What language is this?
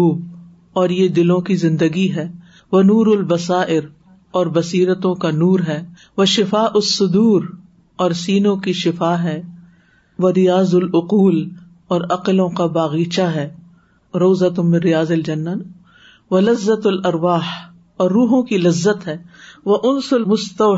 Urdu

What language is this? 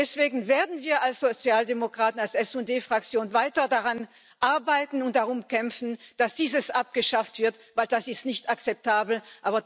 German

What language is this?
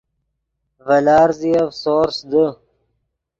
Yidgha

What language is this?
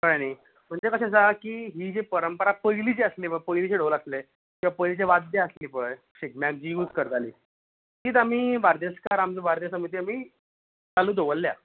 Konkani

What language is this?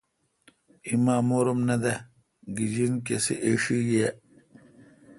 Kalkoti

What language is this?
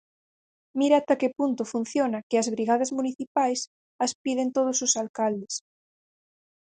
Galician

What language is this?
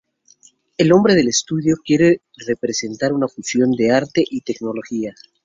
Spanish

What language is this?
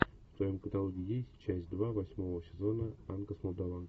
Russian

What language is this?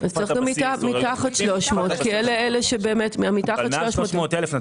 Hebrew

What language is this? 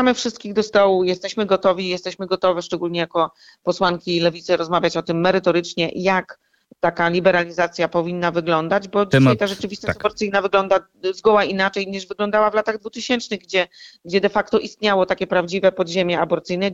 Polish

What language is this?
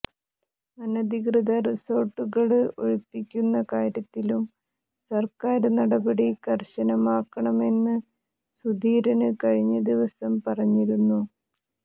Malayalam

